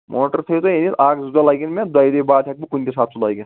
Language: Kashmiri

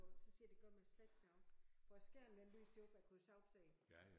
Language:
Danish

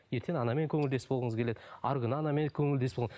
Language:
Kazakh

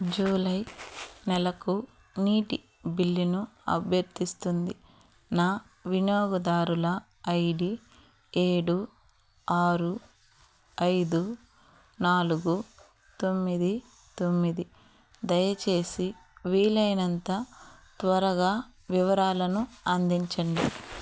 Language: Telugu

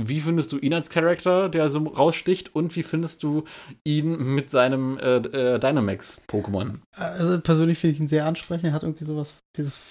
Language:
German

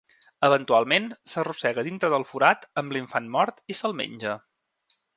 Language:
Catalan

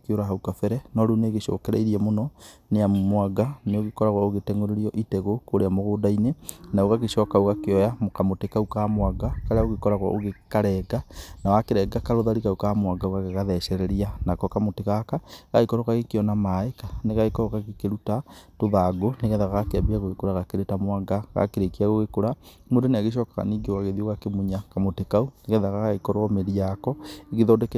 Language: Kikuyu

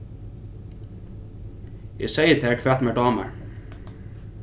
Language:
Faroese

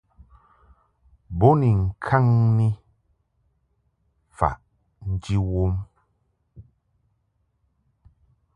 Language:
Mungaka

